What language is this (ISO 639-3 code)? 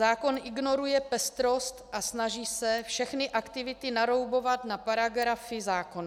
ces